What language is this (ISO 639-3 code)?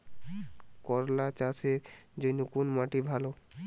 ben